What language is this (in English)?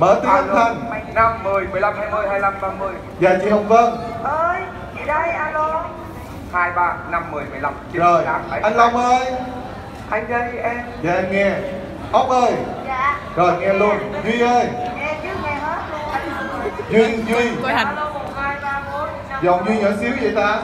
Vietnamese